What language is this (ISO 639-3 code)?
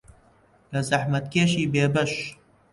ckb